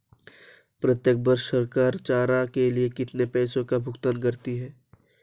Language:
Hindi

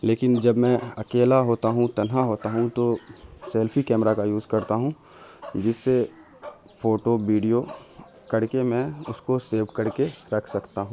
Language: Urdu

